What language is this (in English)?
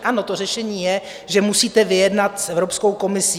Czech